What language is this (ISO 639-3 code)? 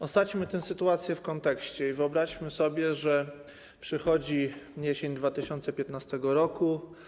pol